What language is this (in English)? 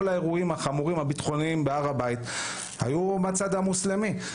Hebrew